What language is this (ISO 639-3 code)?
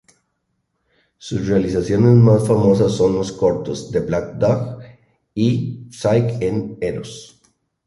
spa